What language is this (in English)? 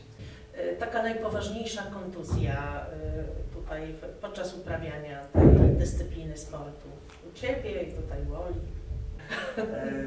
Polish